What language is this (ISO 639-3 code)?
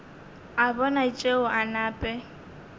nso